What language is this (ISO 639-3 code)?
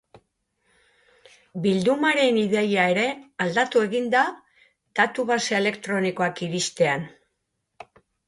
eus